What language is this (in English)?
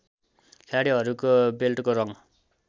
Nepali